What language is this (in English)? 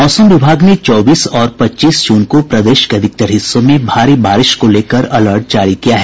Hindi